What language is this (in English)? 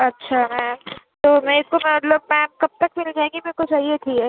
Urdu